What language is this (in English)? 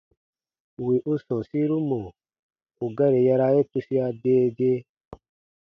Baatonum